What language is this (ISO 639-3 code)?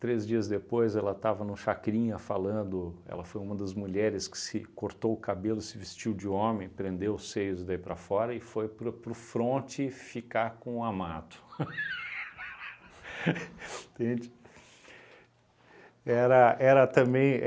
por